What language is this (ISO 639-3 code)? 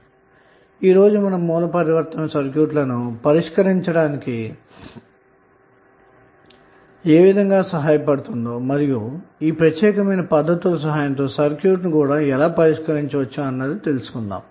tel